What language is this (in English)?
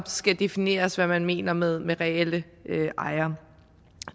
Danish